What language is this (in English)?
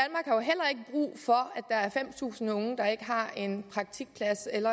Danish